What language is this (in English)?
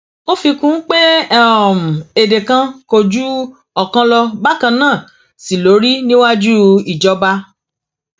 Yoruba